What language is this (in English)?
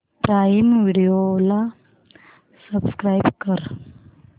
Marathi